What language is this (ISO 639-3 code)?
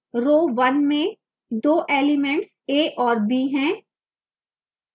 hin